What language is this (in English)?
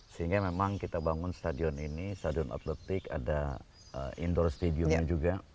Indonesian